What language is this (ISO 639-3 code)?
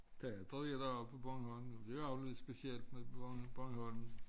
dan